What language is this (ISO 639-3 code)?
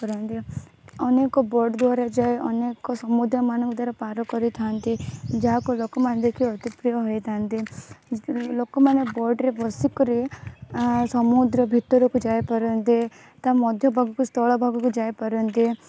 ori